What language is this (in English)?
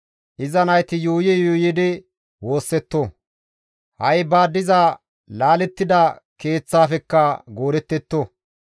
Gamo